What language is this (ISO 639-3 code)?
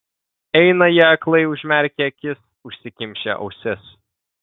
lit